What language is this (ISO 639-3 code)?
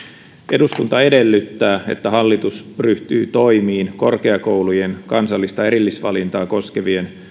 fin